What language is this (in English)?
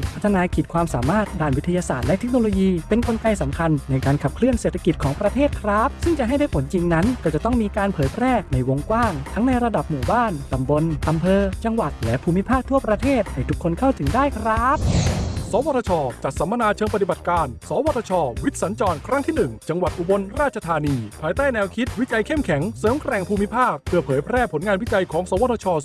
Thai